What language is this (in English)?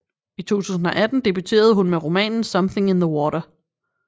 Danish